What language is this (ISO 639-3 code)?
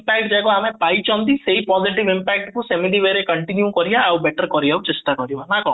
ori